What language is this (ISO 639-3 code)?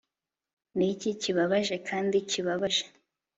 kin